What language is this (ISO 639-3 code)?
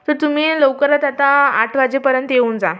mar